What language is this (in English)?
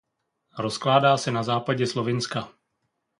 Czech